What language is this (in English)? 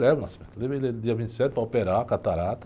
Portuguese